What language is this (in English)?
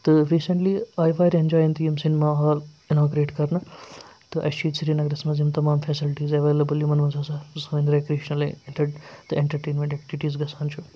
Kashmiri